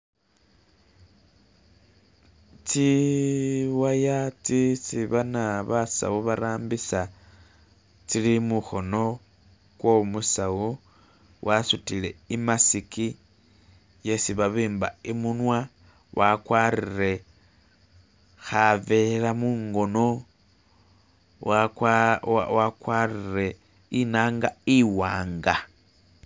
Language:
Masaaba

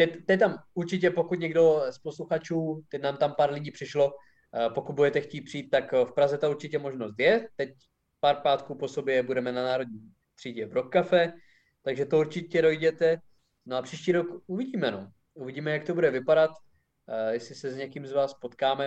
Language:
Czech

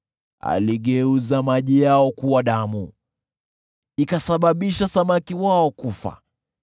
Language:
Swahili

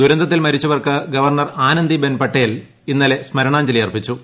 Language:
Malayalam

